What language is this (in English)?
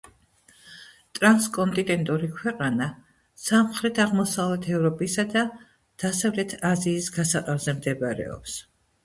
Georgian